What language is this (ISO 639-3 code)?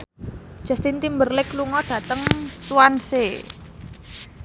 jav